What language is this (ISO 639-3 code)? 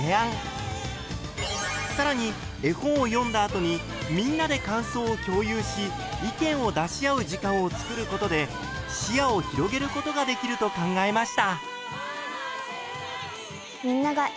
jpn